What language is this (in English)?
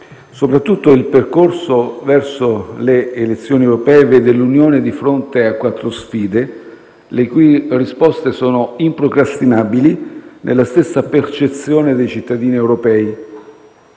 Italian